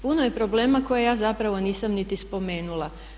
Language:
Croatian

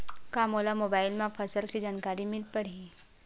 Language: Chhattisgarhi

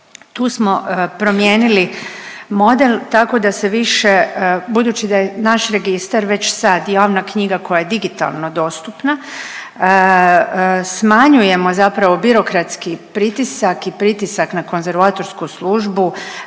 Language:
Croatian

